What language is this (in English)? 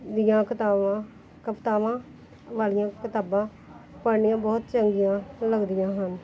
Punjabi